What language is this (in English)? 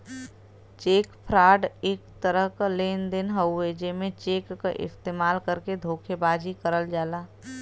Bhojpuri